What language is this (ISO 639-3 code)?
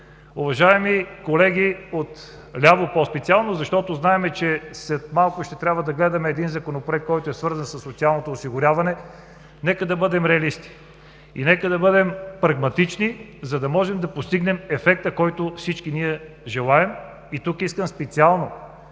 bul